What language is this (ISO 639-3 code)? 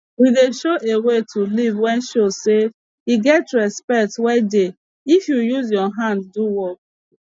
pcm